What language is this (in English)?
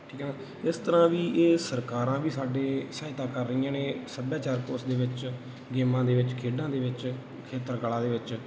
Punjabi